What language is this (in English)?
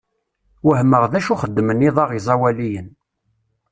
Kabyle